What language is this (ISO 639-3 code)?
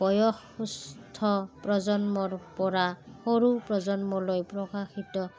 asm